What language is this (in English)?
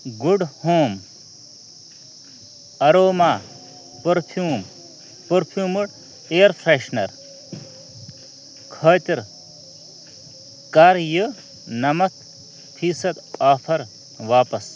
Kashmiri